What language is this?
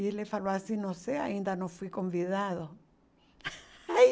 Portuguese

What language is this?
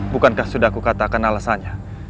Indonesian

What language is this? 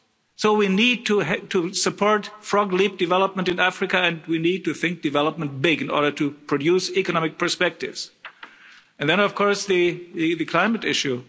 English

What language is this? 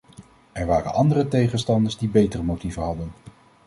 Dutch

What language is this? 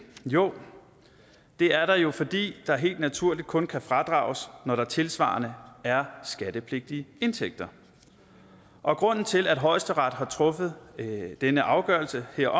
Danish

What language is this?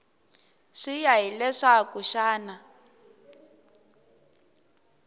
Tsonga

